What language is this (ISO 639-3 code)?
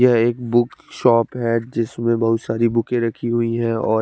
hin